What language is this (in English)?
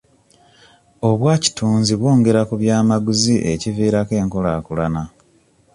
Ganda